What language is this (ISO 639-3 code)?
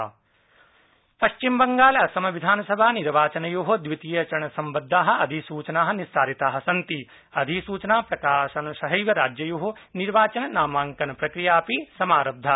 san